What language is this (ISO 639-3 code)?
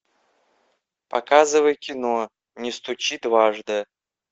rus